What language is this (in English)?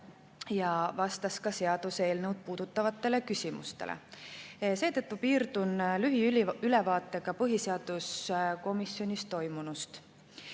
Estonian